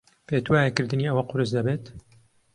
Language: Central Kurdish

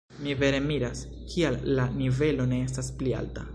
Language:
Esperanto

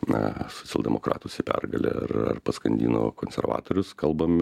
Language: Lithuanian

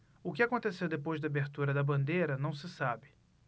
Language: Portuguese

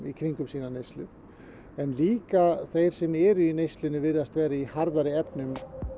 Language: Icelandic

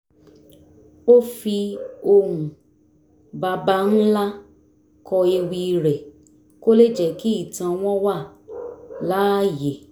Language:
Yoruba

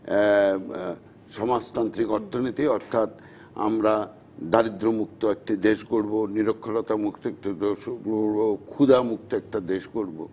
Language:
Bangla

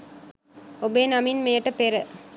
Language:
Sinhala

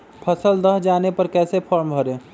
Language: Magahi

